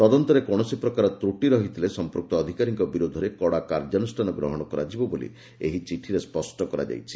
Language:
Odia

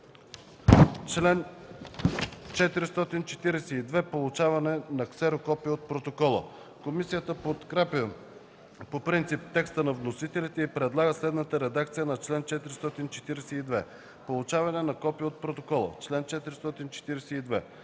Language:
Bulgarian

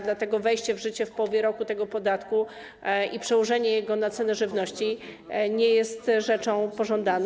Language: Polish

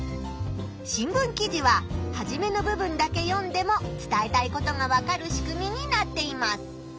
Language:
Japanese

